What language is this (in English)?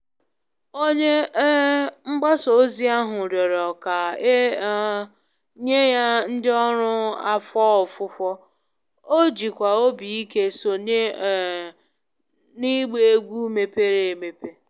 Igbo